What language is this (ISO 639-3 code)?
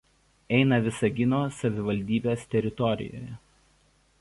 lit